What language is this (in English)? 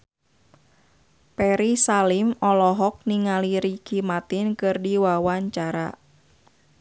Sundanese